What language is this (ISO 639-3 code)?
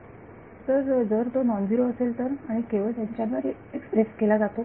mar